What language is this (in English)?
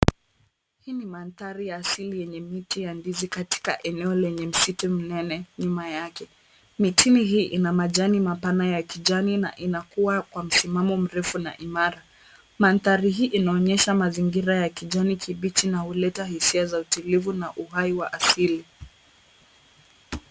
Swahili